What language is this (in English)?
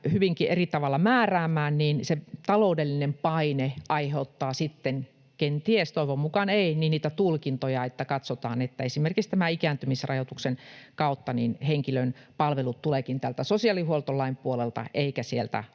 Finnish